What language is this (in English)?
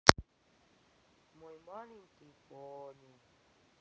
Russian